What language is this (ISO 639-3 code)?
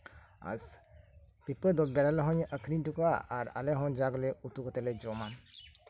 sat